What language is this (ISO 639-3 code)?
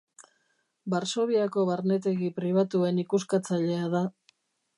eus